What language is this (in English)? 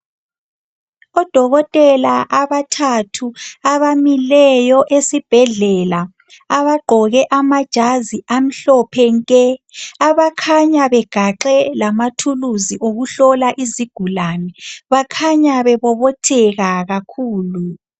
North Ndebele